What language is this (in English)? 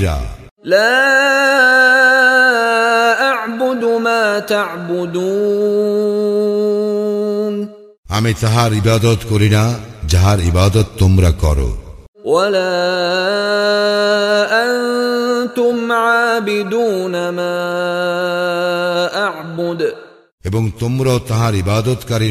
Bangla